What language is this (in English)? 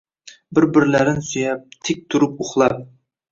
Uzbek